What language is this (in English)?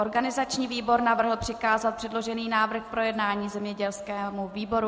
Czech